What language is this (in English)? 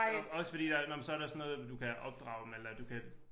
Danish